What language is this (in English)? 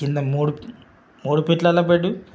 Telugu